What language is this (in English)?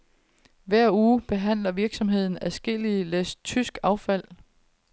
Danish